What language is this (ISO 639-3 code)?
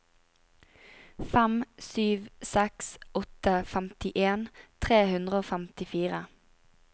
nor